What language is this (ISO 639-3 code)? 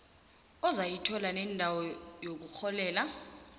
nbl